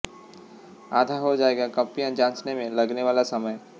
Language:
Hindi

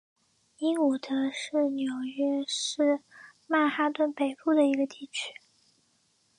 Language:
Chinese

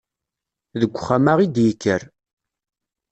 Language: Kabyle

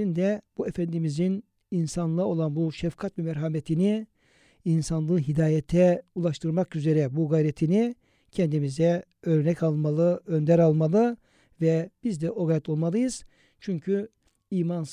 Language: Turkish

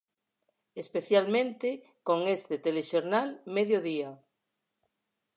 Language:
Galician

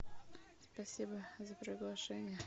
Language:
Russian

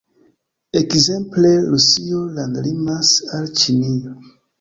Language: Esperanto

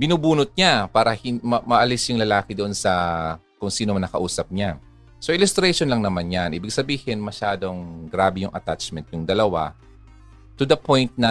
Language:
Filipino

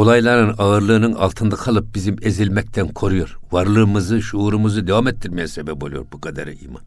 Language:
Turkish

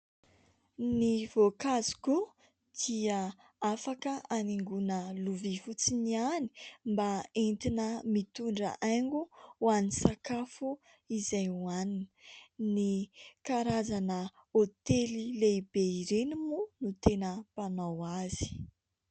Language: Malagasy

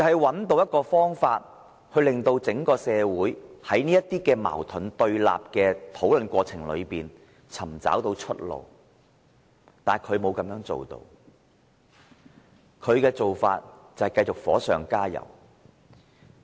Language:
Cantonese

